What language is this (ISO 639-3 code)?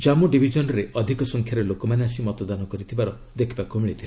ori